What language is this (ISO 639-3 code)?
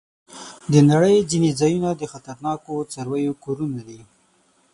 pus